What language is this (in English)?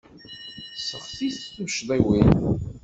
Kabyle